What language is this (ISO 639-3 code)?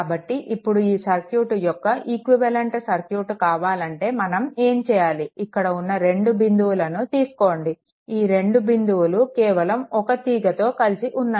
tel